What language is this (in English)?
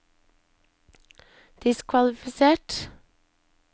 Norwegian